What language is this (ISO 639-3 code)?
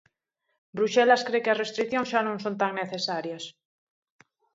glg